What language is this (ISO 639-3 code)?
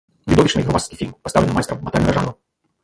bel